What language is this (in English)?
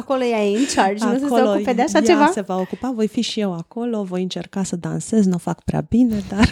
Romanian